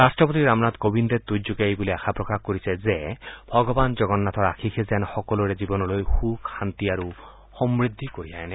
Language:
Assamese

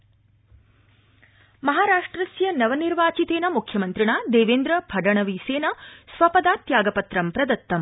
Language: Sanskrit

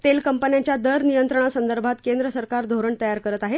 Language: Marathi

